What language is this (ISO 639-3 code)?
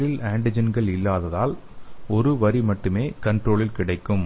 tam